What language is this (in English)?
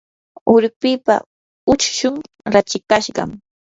Yanahuanca Pasco Quechua